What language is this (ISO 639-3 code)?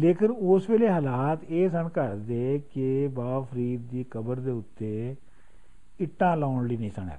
pan